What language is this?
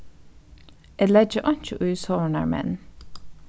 Faroese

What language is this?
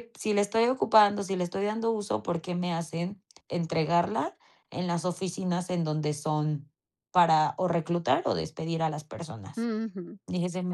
Spanish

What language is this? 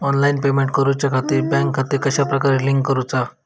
Marathi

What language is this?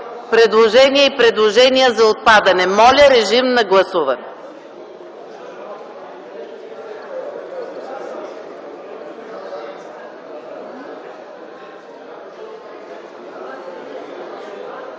Bulgarian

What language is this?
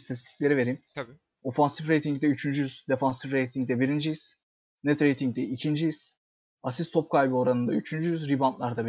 Turkish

